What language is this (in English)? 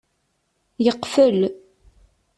Kabyle